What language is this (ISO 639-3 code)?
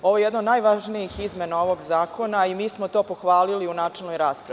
srp